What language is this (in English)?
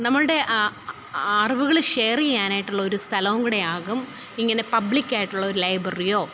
Malayalam